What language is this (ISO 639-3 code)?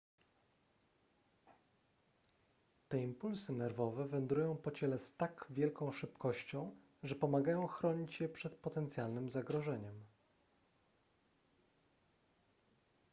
pol